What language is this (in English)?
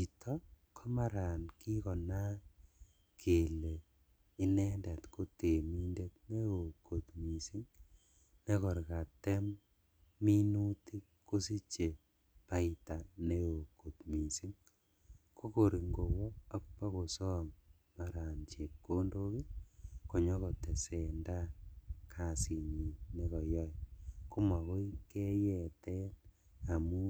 Kalenjin